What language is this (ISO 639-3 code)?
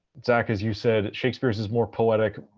eng